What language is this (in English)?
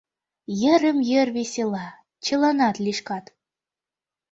Mari